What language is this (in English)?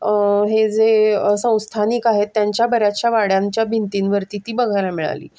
Marathi